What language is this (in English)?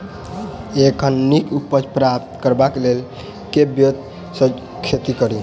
Maithili